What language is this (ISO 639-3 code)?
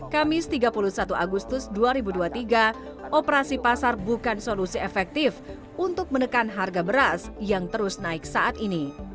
ind